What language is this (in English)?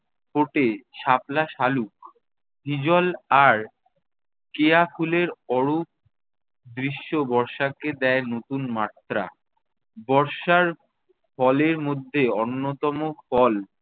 Bangla